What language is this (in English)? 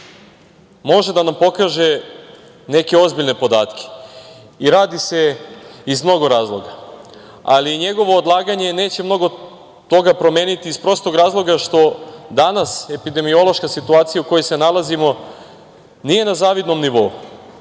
Serbian